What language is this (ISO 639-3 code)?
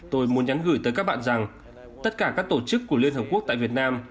vie